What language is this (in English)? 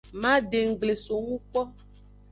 Aja (Benin)